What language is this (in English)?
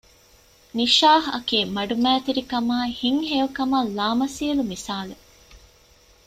Divehi